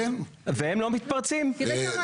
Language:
Hebrew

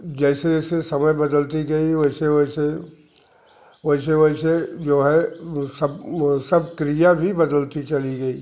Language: Hindi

